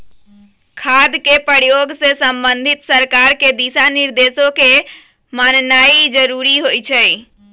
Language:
Magahi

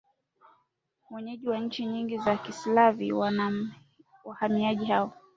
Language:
Swahili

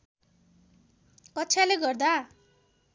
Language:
Nepali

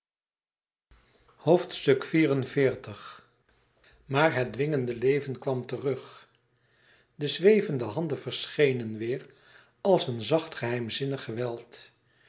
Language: Dutch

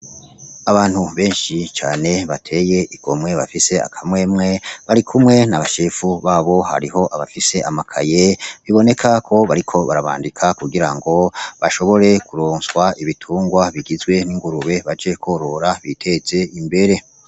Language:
Rundi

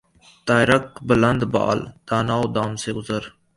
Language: Urdu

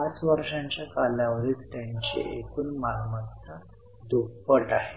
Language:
Marathi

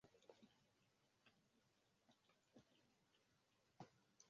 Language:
Swahili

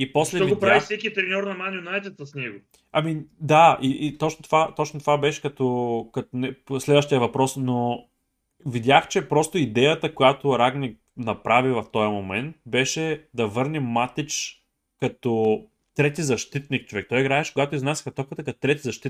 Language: Bulgarian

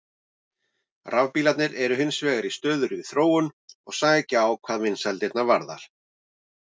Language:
Icelandic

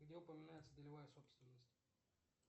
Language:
Russian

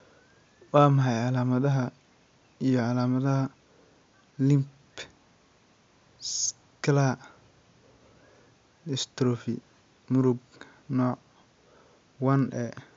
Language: Somali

